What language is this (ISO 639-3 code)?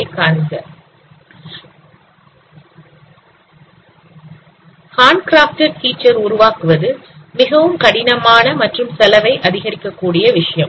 tam